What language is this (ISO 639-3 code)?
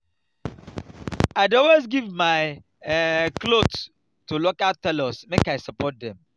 pcm